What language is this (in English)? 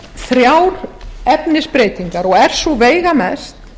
Icelandic